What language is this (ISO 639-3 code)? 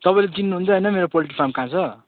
nep